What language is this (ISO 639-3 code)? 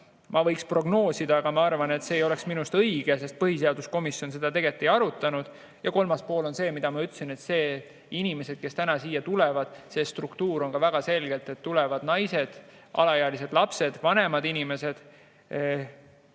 est